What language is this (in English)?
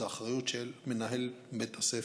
Hebrew